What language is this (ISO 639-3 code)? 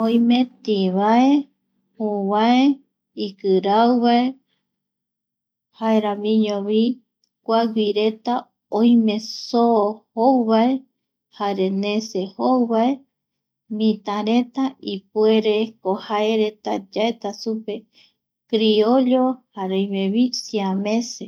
gui